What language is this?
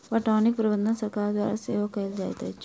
Maithili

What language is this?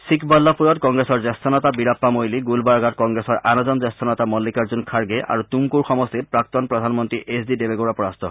Assamese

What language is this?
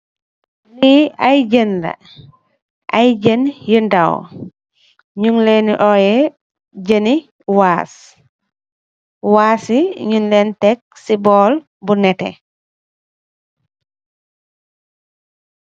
Wolof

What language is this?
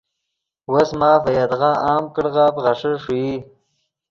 Yidgha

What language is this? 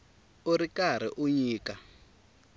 Tsonga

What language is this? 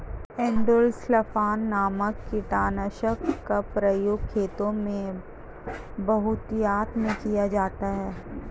Hindi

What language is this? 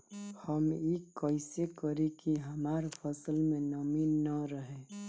Bhojpuri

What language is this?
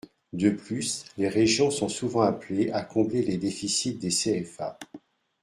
French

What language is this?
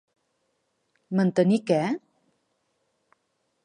Catalan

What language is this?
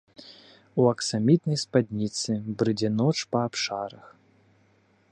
Belarusian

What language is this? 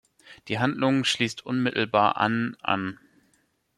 German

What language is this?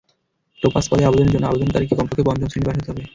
Bangla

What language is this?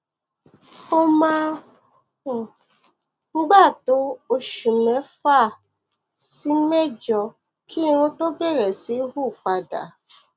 Yoruba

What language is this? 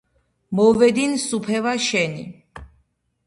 Georgian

